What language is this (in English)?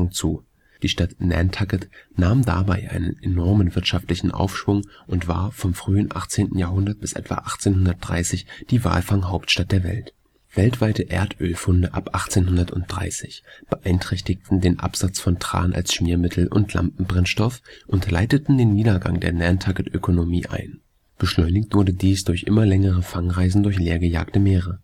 German